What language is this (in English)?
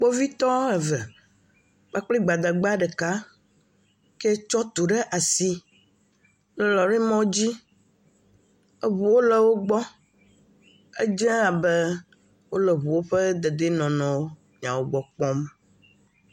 Ewe